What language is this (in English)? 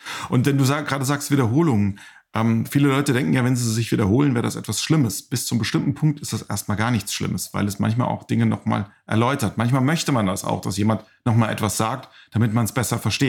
German